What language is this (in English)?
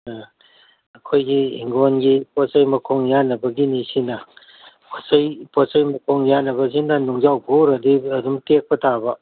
Manipuri